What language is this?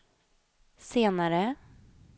Swedish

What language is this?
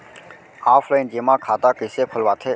Chhattisgarhi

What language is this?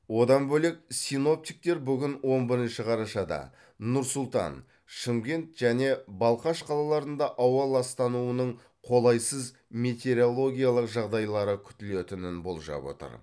Kazakh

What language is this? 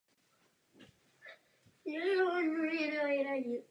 Czech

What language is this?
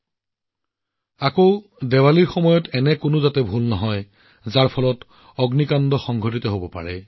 Assamese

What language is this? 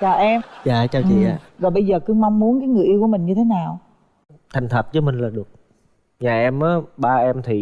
Vietnamese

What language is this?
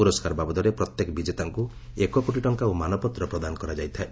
Odia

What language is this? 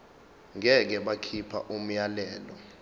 Zulu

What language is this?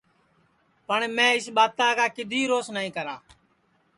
Sansi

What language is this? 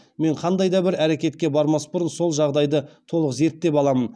Kazakh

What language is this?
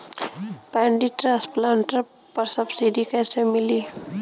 Bhojpuri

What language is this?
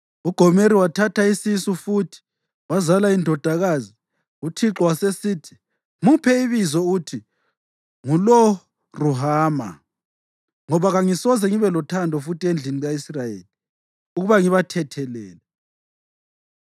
North Ndebele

